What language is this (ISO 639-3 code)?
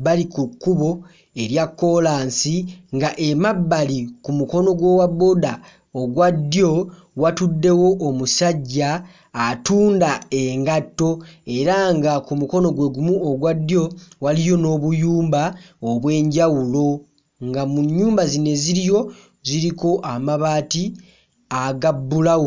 lug